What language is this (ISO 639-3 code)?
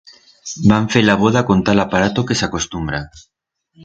arg